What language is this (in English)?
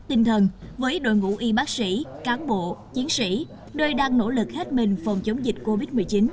Vietnamese